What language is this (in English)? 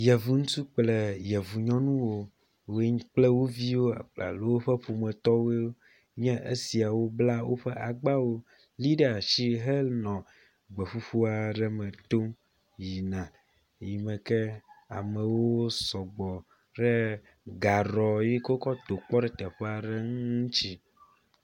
Ewe